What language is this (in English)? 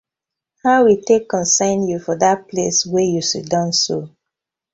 Nigerian Pidgin